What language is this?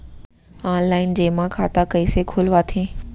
Chhattisgarhi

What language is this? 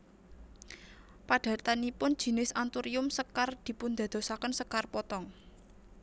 Javanese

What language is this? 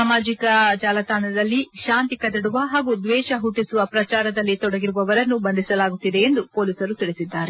Kannada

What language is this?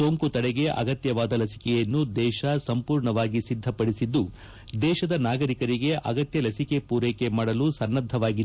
Kannada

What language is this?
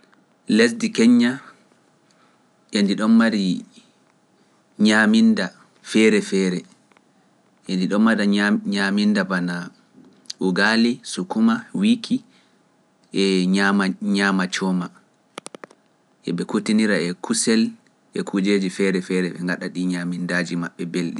Pular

